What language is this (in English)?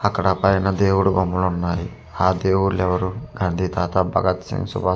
Telugu